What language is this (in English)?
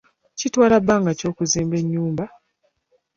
Ganda